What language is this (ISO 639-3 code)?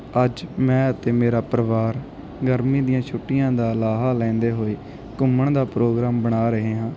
pan